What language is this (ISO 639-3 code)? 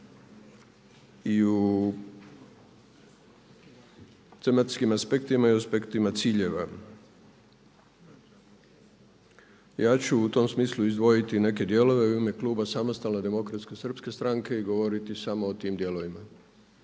hrv